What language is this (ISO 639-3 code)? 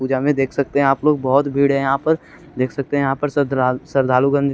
hin